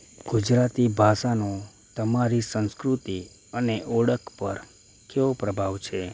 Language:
Gujarati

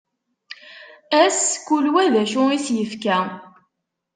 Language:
Kabyle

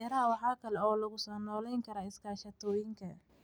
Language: Somali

